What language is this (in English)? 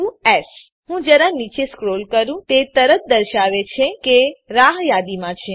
Gujarati